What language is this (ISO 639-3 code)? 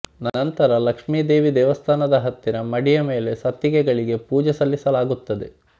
kan